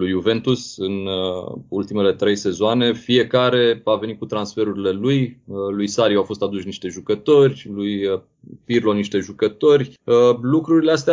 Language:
Romanian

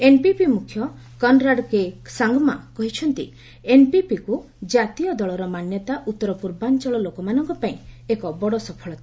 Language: Odia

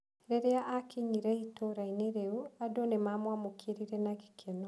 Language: Kikuyu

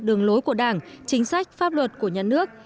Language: Vietnamese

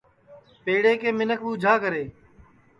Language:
Sansi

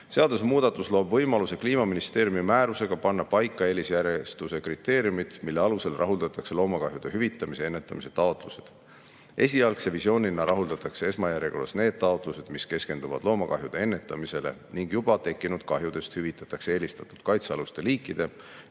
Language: Estonian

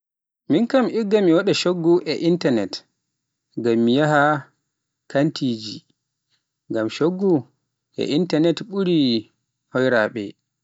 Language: Pular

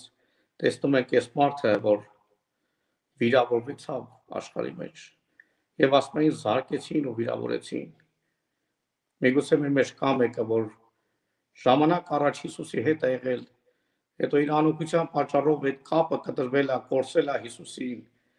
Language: Turkish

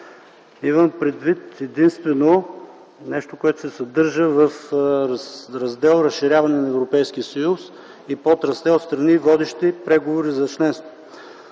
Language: Bulgarian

